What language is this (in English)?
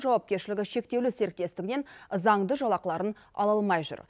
Kazakh